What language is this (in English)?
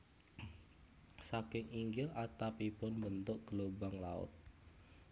Javanese